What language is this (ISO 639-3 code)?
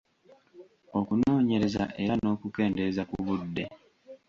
lug